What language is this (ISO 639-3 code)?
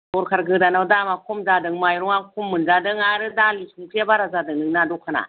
brx